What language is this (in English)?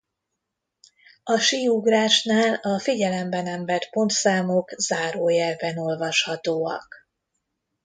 Hungarian